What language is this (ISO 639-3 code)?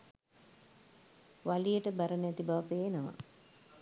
sin